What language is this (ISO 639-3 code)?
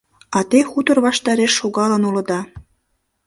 chm